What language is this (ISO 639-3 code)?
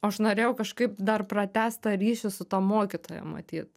lit